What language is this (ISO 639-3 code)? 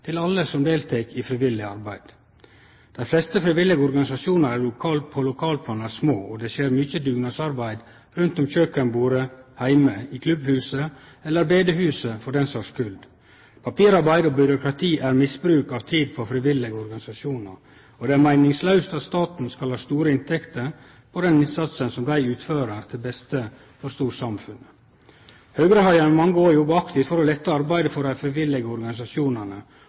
nno